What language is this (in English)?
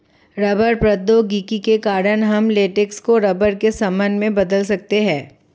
Hindi